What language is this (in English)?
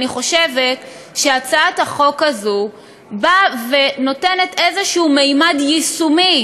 Hebrew